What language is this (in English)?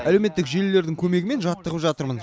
Kazakh